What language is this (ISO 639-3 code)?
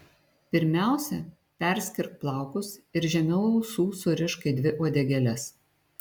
lit